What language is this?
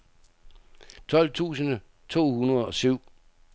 Danish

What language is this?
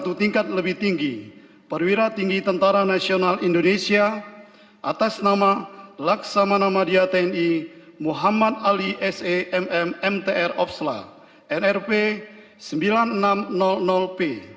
Indonesian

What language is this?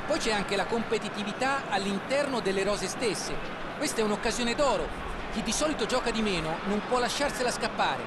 Italian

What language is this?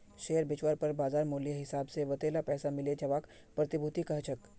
Magahi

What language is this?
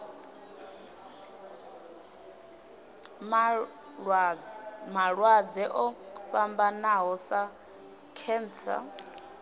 Venda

